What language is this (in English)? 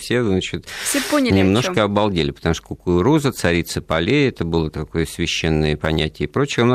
Russian